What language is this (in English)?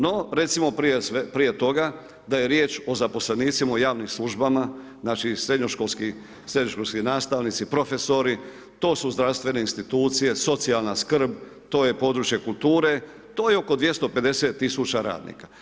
Croatian